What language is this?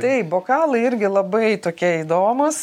Lithuanian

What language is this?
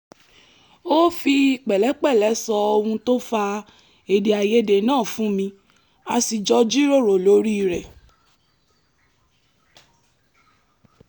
Yoruba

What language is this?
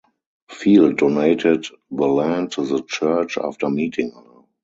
English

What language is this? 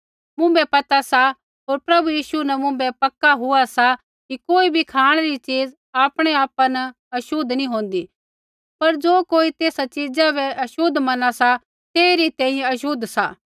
Kullu Pahari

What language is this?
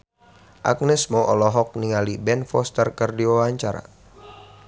Sundanese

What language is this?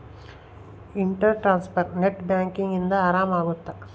Kannada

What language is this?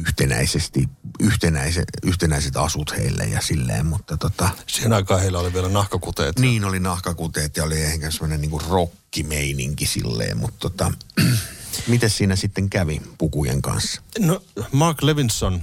Finnish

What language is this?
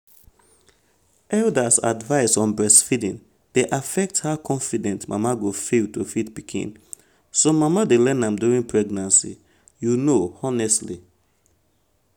Nigerian Pidgin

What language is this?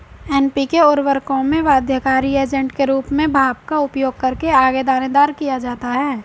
Hindi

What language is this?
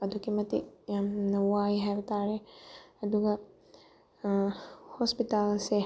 Manipuri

